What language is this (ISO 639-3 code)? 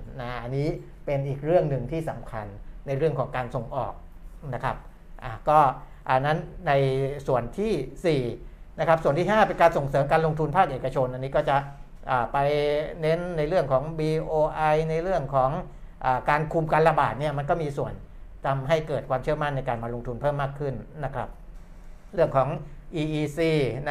tha